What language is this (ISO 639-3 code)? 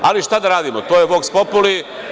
srp